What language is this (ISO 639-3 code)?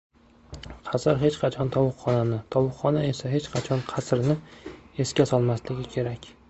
uzb